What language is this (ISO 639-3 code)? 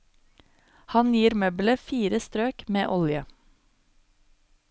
nor